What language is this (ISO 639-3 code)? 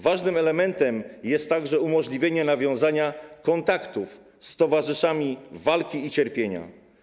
pol